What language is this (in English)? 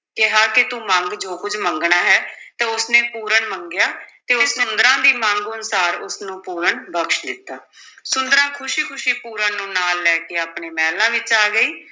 Punjabi